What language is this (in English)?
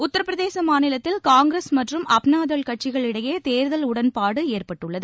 Tamil